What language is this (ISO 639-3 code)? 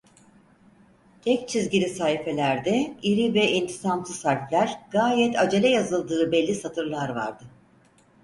tur